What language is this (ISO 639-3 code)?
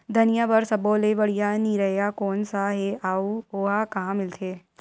hne